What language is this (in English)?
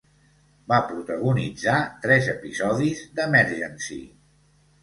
Catalan